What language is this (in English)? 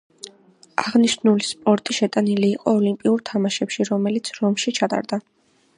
Georgian